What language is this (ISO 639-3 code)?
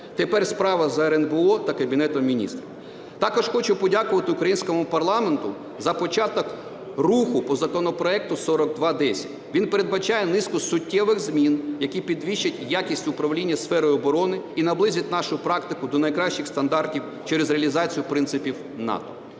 ukr